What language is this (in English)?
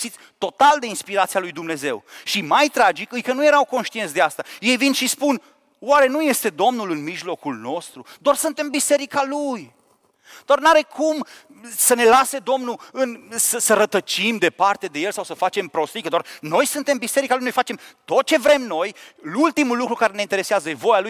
Romanian